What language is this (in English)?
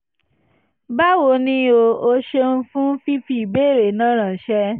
Yoruba